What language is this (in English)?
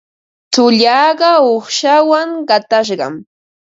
Ambo-Pasco Quechua